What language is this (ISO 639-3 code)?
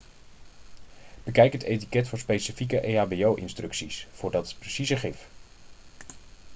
nld